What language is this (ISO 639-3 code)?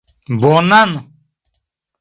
epo